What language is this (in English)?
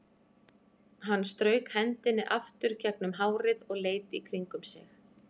Icelandic